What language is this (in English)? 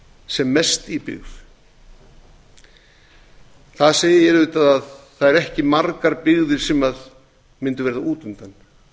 Icelandic